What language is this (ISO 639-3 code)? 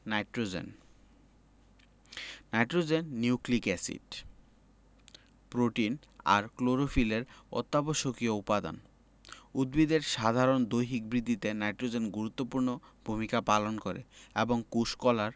ben